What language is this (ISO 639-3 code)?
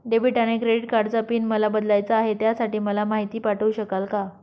mar